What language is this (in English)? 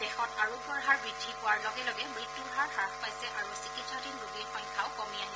Assamese